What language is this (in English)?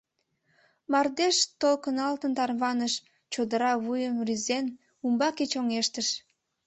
Mari